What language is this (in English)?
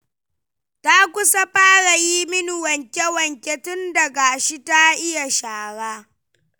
Hausa